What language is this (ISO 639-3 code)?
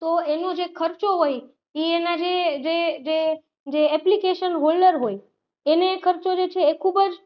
guj